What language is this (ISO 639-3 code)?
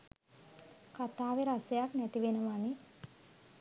sin